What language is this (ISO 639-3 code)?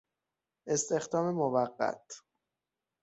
fas